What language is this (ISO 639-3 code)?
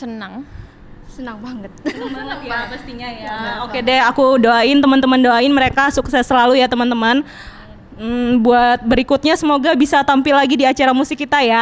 ind